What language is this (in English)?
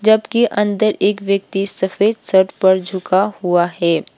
Hindi